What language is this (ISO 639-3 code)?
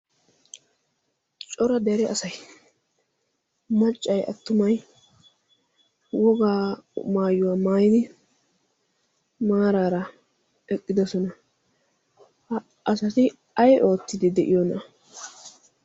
wal